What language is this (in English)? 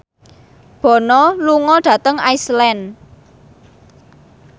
Javanese